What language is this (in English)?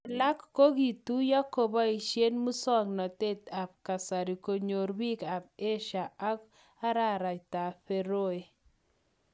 Kalenjin